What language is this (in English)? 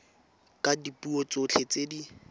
Tswana